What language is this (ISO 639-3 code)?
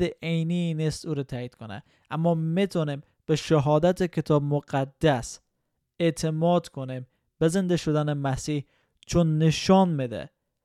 fas